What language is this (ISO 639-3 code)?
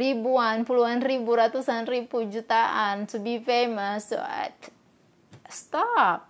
ind